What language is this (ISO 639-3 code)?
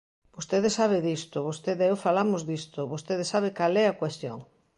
glg